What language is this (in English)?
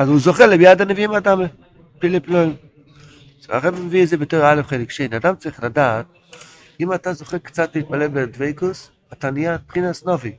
Hebrew